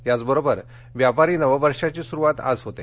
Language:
Marathi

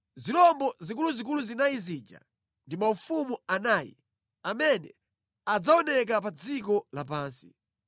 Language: Nyanja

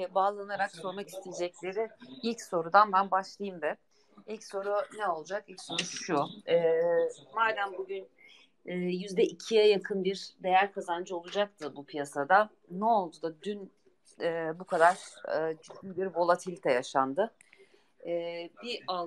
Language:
Turkish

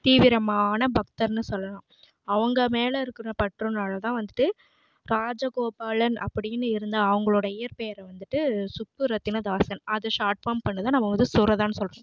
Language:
Tamil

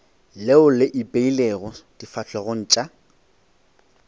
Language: Northern Sotho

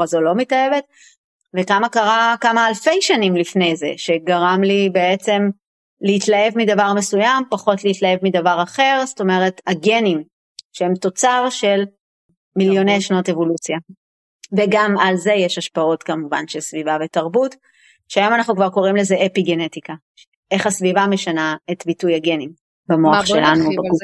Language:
Hebrew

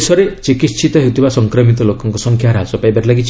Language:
Odia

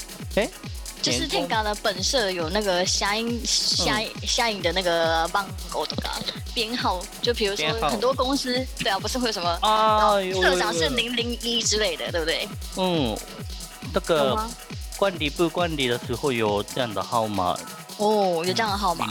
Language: Chinese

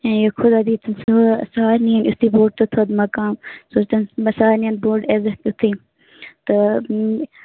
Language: Kashmiri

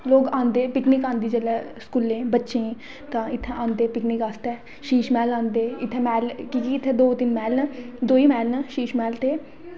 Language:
Dogri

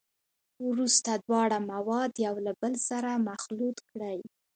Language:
Pashto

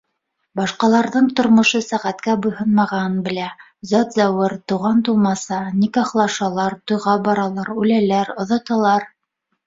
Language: Bashkir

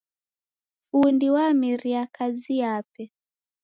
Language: Taita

